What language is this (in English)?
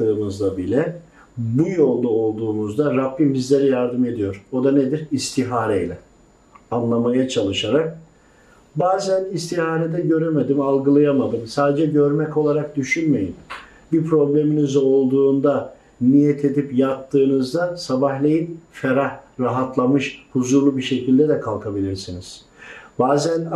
Turkish